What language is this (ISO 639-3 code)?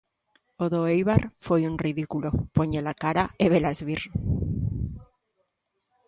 glg